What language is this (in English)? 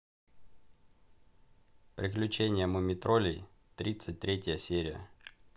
Russian